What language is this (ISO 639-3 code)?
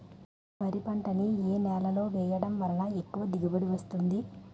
tel